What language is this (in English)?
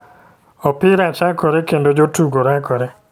Luo (Kenya and Tanzania)